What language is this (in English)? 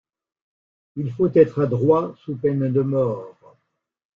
French